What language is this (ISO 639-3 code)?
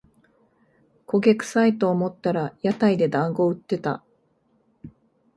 jpn